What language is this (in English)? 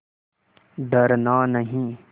Hindi